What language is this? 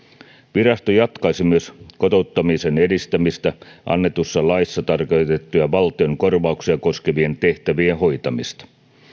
Finnish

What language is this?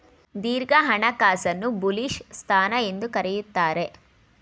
Kannada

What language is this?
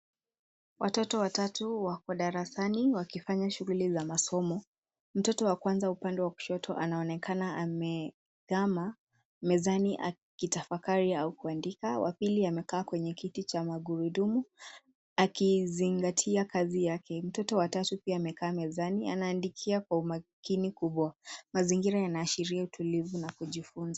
Swahili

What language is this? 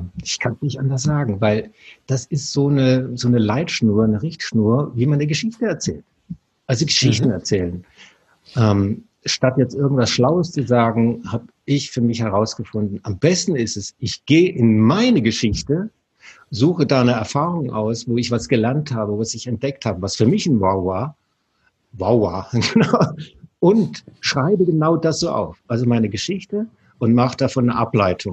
German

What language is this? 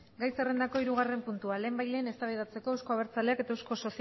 Basque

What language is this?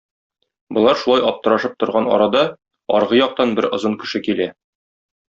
Tatar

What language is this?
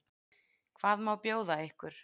Icelandic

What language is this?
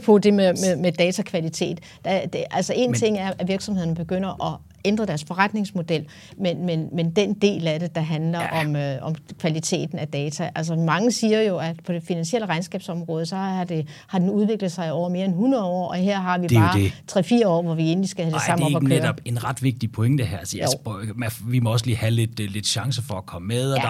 Danish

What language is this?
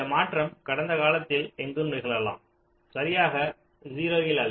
Tamil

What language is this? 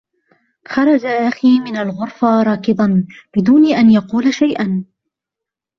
Arabic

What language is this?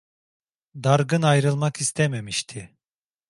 Turkish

